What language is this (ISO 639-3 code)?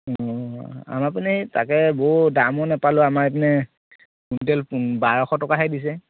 asm